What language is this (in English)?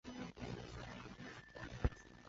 Chinese